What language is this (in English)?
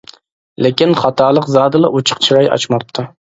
Uyghur